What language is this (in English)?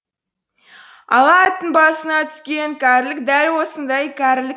Kazakh